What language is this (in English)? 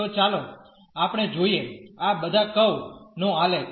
Gujarati